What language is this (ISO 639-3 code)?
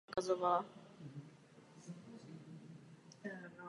ces